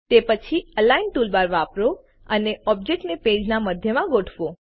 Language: Gujarati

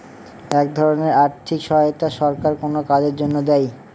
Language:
Bangla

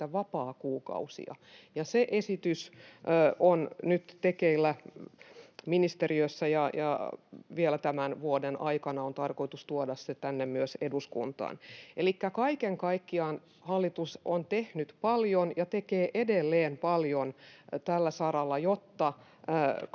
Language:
Finnish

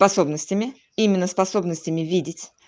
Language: Russian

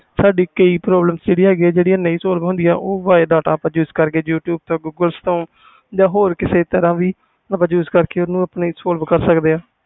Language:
Punjabi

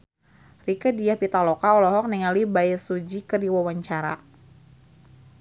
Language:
Sundanese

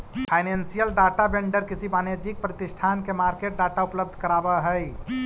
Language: Magahi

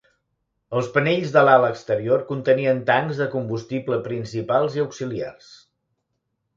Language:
Catalan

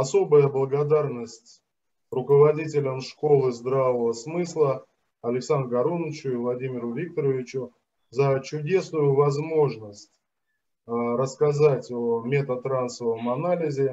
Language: Russian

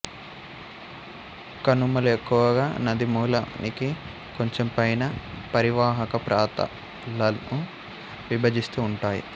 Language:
Telugu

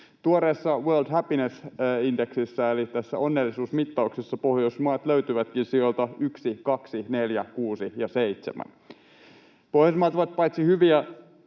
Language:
Finnish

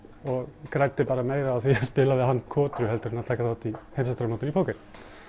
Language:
Icelandic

